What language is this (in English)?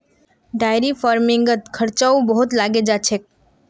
Magahi